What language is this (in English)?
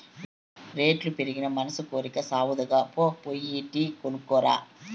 Telugu